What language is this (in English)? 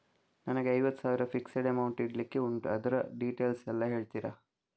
Kannada